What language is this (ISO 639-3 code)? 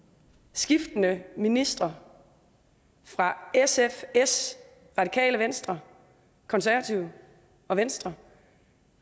dan